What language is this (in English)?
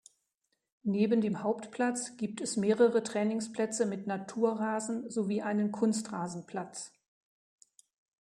German